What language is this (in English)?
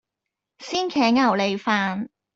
Cantonese